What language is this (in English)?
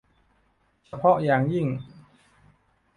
Thai